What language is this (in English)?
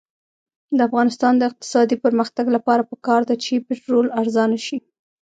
Pashto